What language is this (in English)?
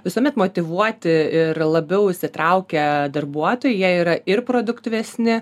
Lithuanian